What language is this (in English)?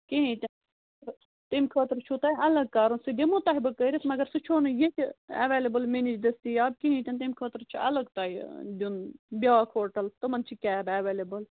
Kashmiri